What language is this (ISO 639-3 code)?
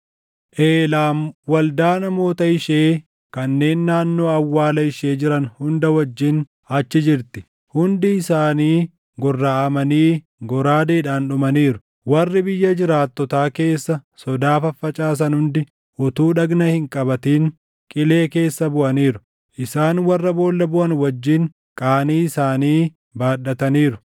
orm